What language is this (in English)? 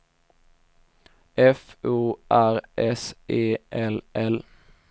Swedish